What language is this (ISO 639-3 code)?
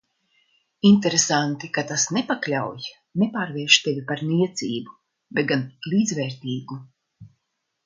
lav